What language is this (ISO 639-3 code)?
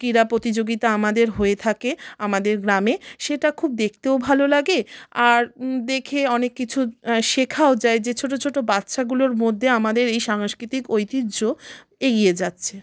ben